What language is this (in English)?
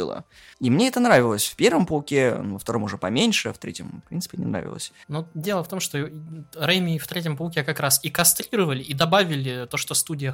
Russian